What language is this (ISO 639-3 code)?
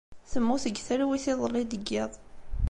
kab